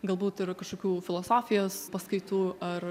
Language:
Lithuanian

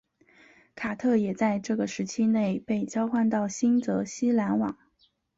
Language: Chinese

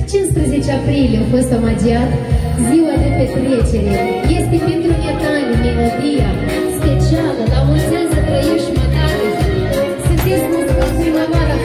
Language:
Romanian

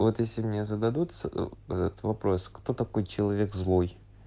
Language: Russian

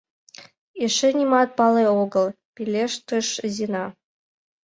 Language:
Mari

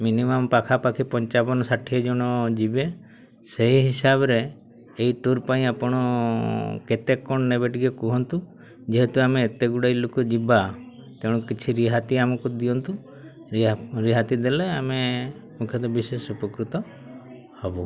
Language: Odia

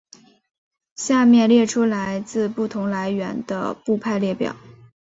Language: Chinese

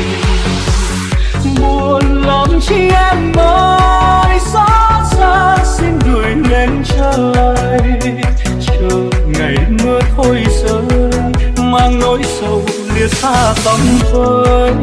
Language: Vietnamese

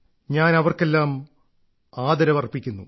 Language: Malayalam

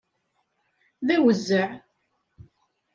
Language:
Kabyle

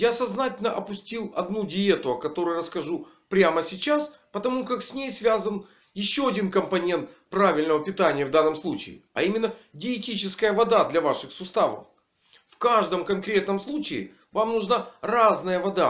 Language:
Russian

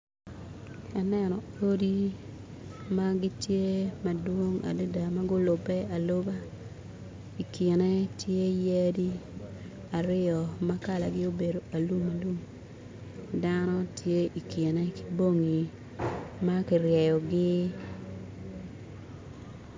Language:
Acoli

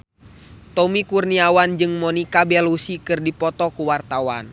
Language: Sundanese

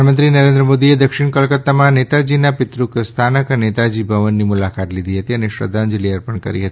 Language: Gujarati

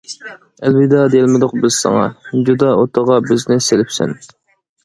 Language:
Uyghur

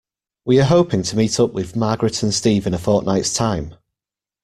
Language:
English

